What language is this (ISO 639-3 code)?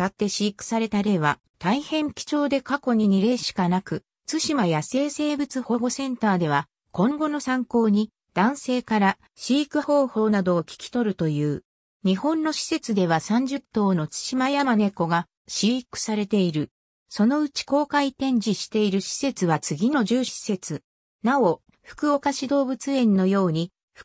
jpn